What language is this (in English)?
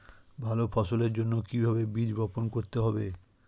Bangla